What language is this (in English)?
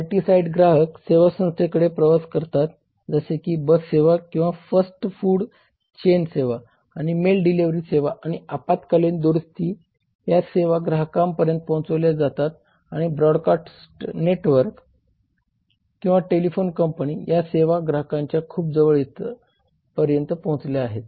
Marathi